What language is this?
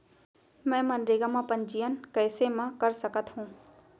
Chhattisgarhi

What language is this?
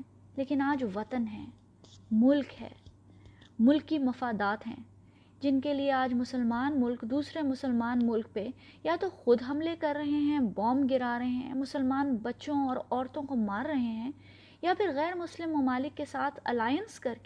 Urdu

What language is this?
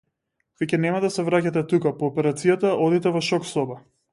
Macedonian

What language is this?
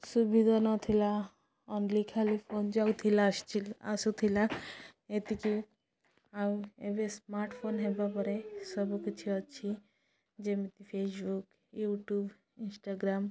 Odia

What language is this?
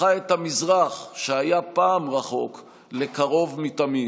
Hebrew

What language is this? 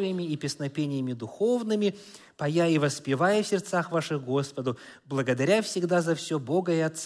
Russian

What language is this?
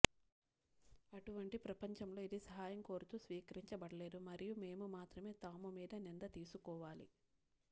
Telugu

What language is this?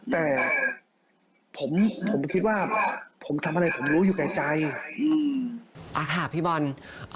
Thai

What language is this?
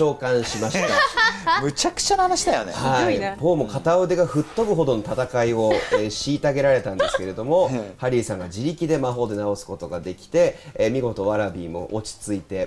Japanese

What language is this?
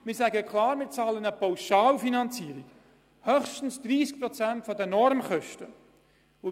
Swiss German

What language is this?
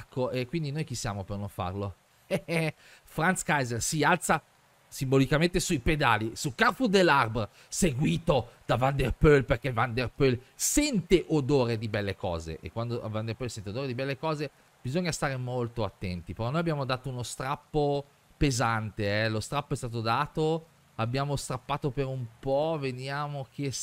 Italian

